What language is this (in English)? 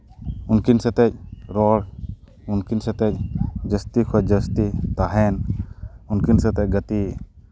Santali